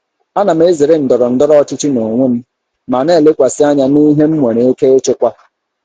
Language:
Igbo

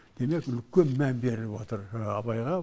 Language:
Kazakh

